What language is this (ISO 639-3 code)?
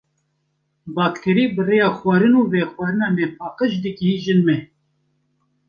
kur